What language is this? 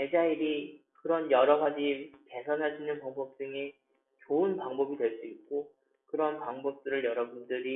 Korean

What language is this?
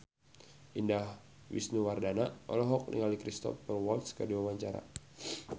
Sundanese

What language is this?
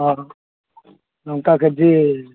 Odia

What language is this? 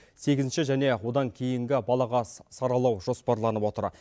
Kazakh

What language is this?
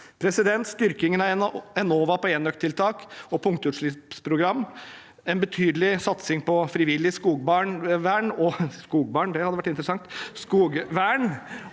Norwegian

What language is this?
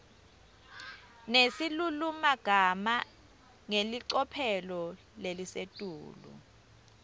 Swati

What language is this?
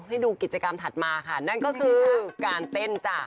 Thai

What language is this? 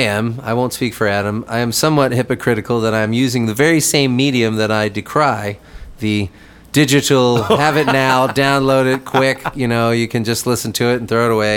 English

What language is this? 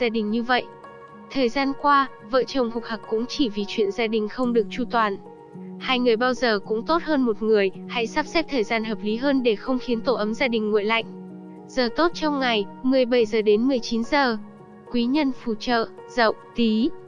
Vietnamese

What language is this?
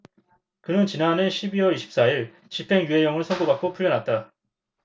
Korean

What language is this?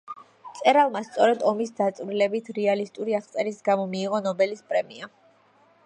Georgian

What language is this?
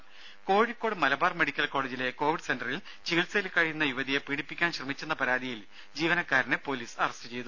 Malayalam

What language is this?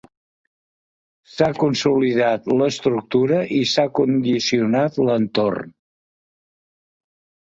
Catalan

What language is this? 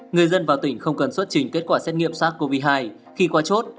Vietnamese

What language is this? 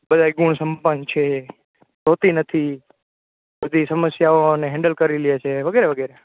Gujarati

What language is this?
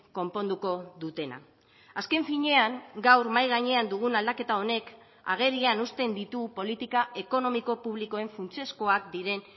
Basque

